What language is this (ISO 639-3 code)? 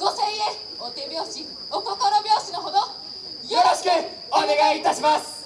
jpn